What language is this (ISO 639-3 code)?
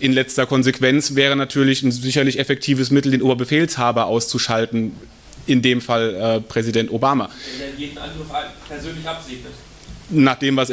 deu